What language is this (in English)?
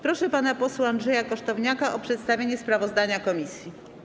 Polish